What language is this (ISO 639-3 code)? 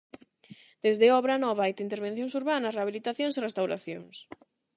glg